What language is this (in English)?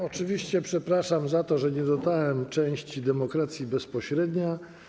Polish